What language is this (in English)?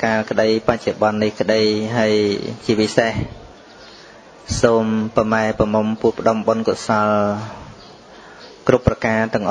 Vietnamese